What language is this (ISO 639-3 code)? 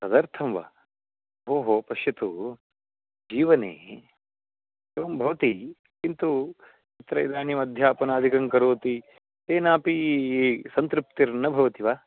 san